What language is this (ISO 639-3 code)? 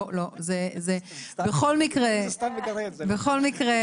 heb